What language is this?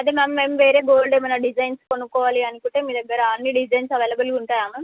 Telugu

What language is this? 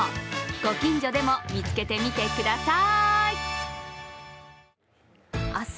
Japanese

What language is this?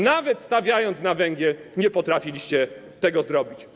Polish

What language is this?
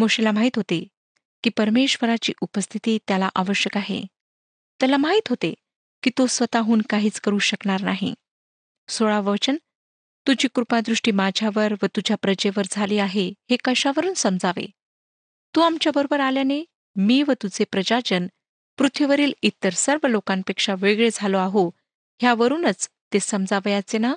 Marathi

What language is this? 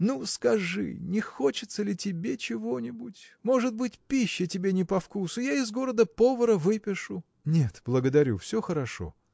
Russian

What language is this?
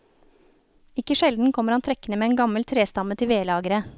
Norwegian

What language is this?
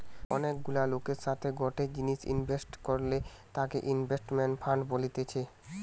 Bangla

